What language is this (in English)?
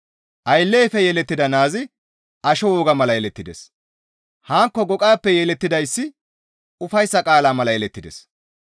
Gamo